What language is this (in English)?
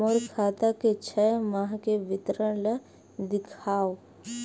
Chhattisgarhi